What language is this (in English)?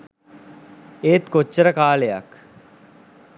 Sinhala